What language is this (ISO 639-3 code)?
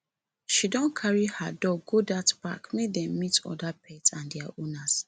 pcm